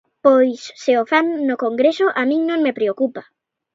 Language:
Galician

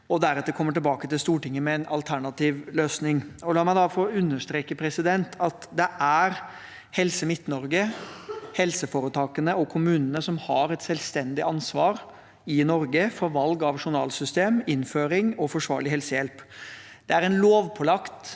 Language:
Norwegian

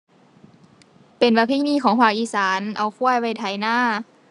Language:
Thai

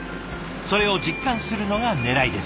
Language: Japanese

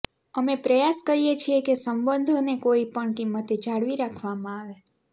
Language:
Gujarati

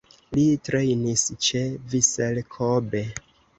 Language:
Esperanto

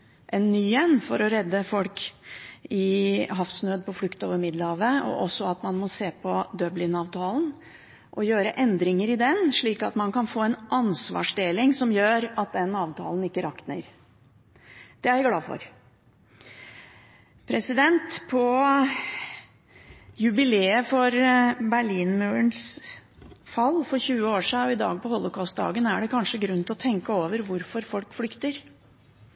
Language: Norwegian Bokmål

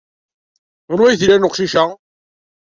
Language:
Kabyle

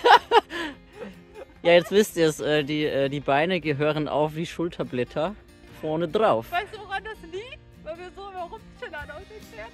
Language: German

